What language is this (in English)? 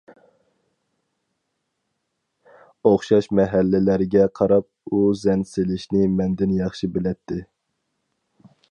Uyghur